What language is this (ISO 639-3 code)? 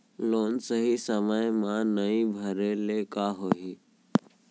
hne